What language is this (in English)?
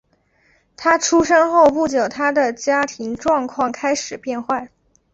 Chinese